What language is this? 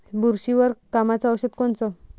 Marathi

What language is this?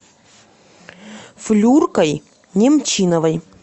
Russian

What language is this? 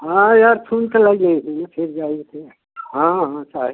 Hindi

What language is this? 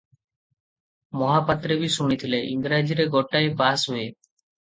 Odia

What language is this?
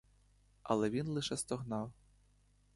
Ukrainian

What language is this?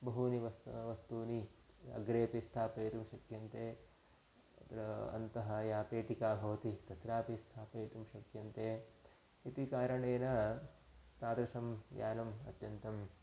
Sanskrit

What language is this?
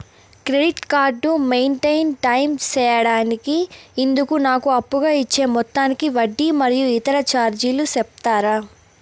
Telugu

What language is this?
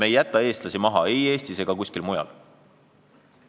Estonian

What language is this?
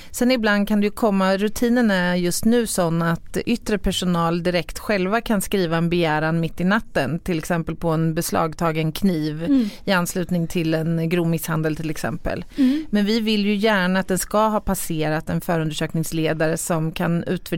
Swedish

